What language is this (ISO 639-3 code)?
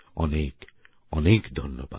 ben